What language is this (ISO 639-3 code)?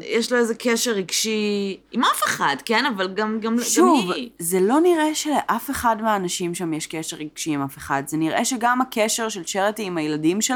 heb